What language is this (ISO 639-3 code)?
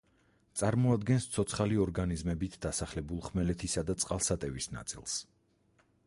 kat